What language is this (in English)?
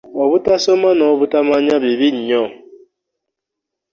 Ganda